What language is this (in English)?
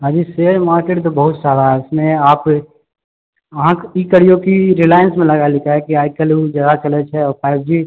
Maithili